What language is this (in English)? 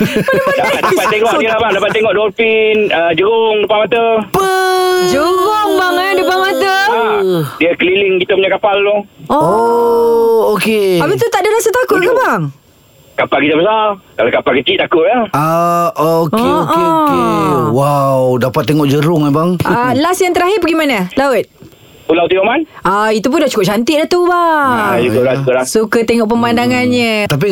Malay